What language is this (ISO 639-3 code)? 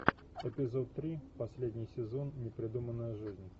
rus